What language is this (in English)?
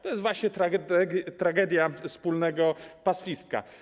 Polish